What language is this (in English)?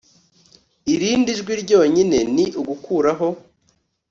Kinyarwanda